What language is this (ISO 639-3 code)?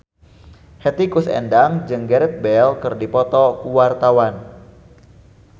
sun